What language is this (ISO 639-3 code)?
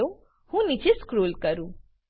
guj